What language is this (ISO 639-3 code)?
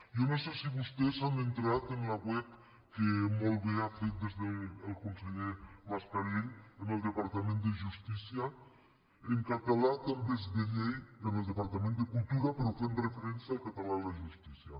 cat